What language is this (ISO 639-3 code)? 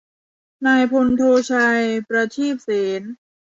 tha